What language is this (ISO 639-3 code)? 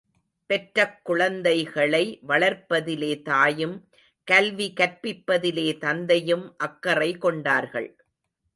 tam